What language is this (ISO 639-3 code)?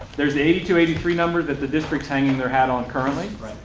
eng